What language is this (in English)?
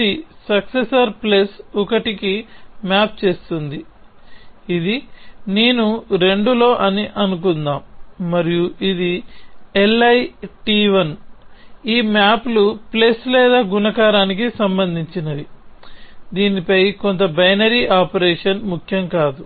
Telugu